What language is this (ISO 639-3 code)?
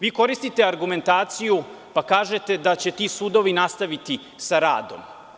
srp